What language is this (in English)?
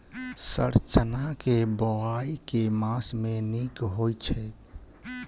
Maithili